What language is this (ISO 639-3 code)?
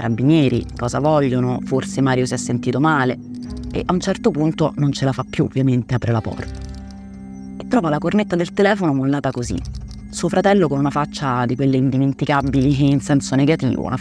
ita